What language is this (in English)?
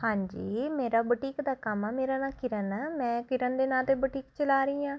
Punjabi